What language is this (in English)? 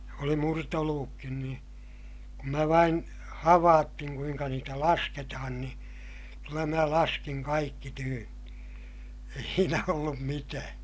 Finnish